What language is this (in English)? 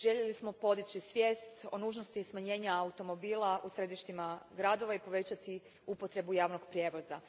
Croatian